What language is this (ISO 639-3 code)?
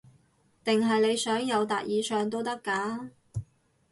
yue